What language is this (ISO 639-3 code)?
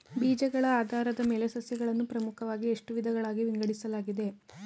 kan